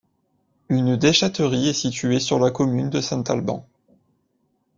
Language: French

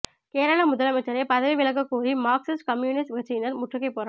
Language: Tamil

